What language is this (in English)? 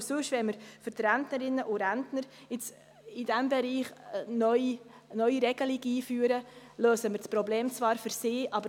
Swiss German